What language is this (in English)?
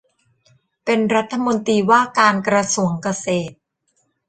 Thai